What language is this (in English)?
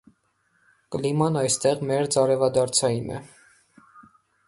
Armenian